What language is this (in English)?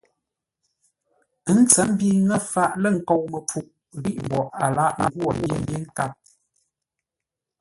Ngombale